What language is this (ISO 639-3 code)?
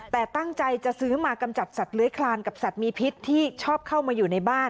tha